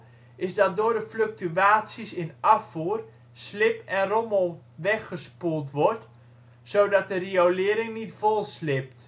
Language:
Dutch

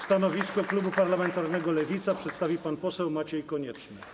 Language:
Polish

